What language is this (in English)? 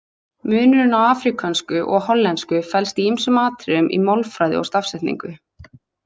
Icelandic